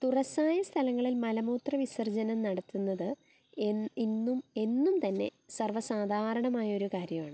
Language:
Malayalam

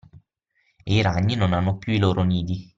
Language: Italian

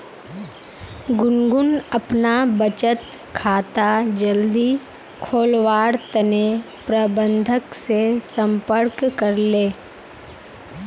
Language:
Magahi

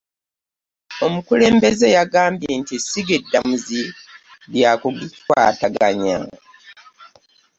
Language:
Ganda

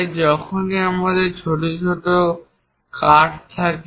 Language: Bangla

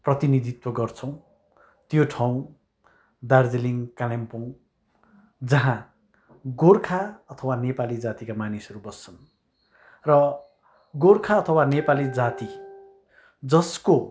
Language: Nepali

